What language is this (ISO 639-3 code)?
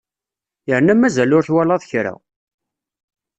kab